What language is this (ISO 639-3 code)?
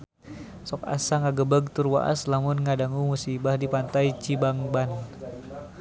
sun